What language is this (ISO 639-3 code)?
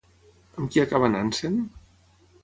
cat